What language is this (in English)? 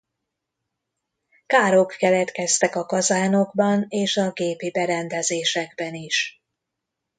Hungarian